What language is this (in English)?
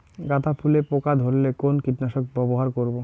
Bangla